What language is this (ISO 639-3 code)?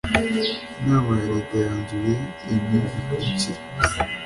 kin